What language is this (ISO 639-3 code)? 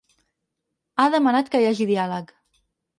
cat